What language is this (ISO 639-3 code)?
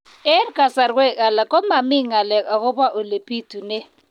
kln